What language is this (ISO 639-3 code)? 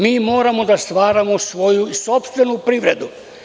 srp